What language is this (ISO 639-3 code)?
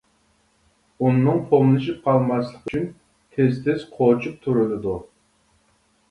uig